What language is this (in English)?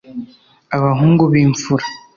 Kinyarwanda